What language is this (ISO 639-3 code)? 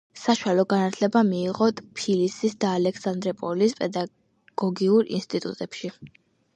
kat